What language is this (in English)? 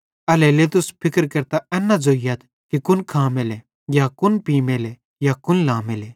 Bhadrawahi